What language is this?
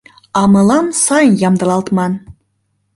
Mari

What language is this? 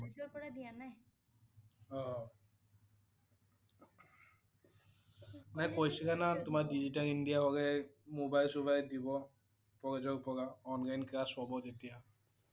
Assamese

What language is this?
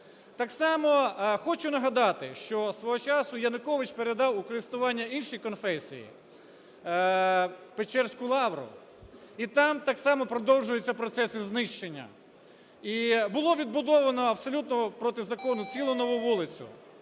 Ukrainian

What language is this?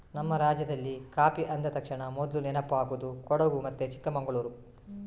Kannada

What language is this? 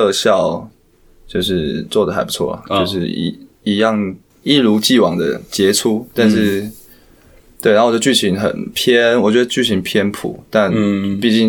Chinese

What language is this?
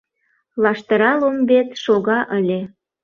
Mari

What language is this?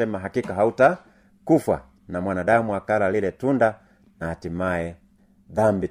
Swahili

